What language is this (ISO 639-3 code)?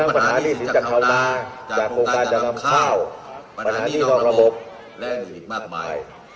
tha